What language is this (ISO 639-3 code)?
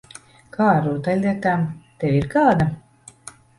lav